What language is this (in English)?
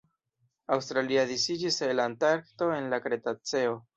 Esperanto